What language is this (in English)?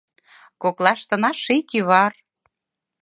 Mari